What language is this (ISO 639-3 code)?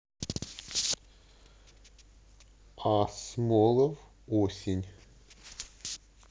rus